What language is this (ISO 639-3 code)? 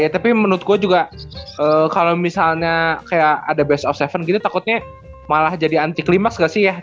ind